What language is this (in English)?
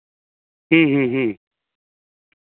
Santali